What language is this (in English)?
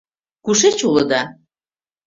Mari